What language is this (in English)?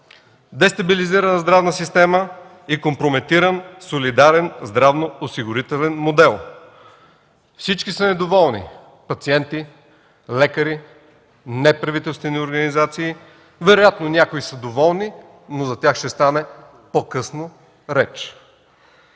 Bulgarian